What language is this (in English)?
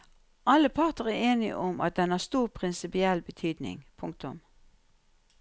Norwegian